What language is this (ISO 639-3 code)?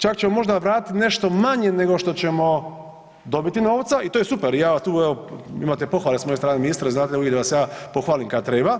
hrv